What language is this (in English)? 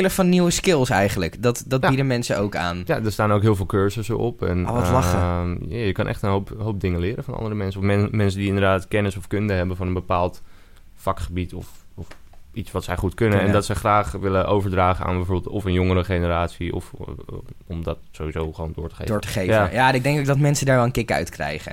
Dutch